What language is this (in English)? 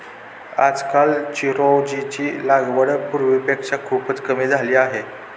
Marathi